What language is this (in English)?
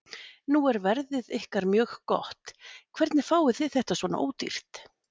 Icelandic